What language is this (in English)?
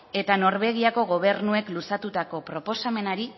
Basque